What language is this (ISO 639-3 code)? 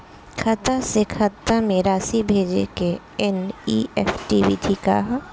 bho